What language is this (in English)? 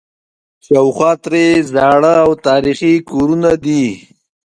Pashto